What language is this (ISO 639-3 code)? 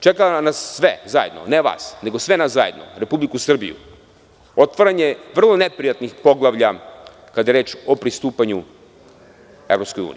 srp